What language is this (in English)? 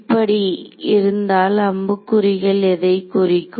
Tamil